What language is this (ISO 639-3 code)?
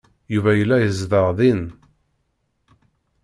kab